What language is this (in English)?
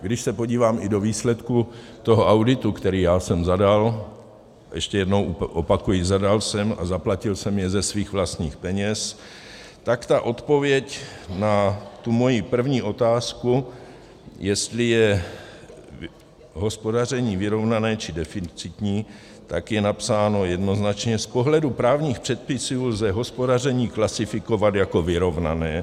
Czech